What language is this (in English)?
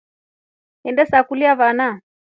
Rombo